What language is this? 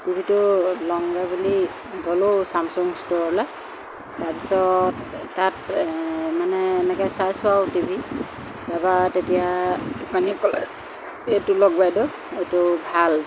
Assamese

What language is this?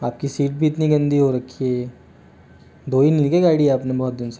Hindi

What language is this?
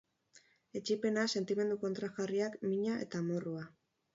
Basque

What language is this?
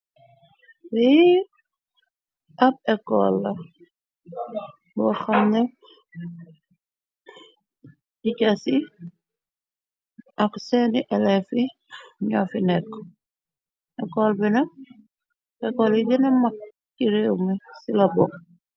Wolof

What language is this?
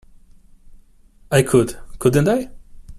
English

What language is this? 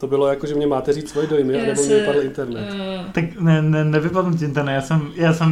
Czech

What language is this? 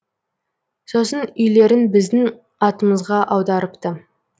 Kazakh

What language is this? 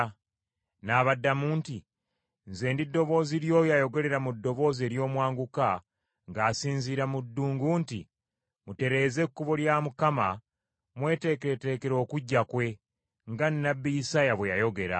Ganda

